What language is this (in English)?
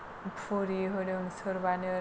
Bodo